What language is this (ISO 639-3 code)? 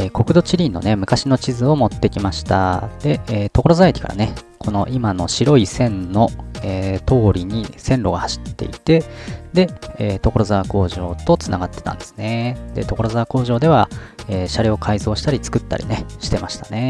jpn